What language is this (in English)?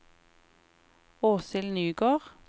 Norwegian